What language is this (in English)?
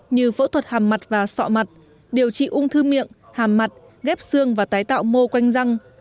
Vietnamese